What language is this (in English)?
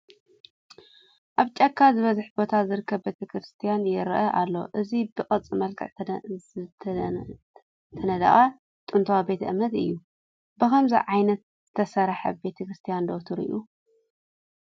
Tigrinya